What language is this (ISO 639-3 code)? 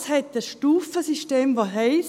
gsw